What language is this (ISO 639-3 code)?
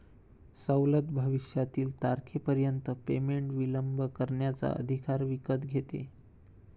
mar